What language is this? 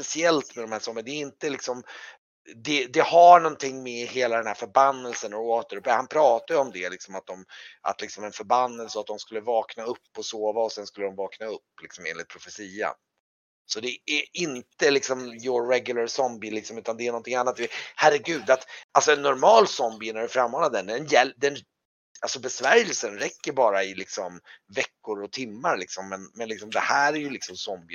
Swedish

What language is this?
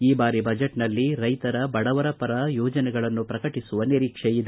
Kannada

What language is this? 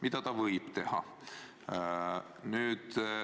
Estonian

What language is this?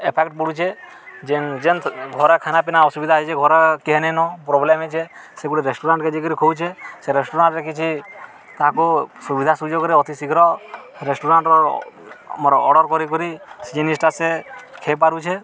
Odia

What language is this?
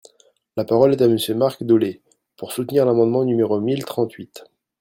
French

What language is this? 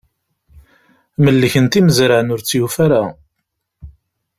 Kabyle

